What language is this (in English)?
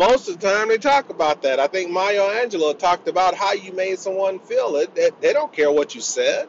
English